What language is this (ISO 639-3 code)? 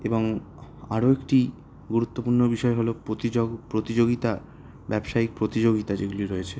ben